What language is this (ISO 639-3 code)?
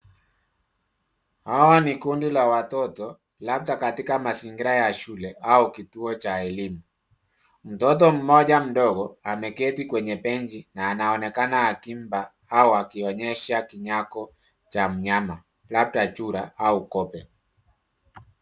swa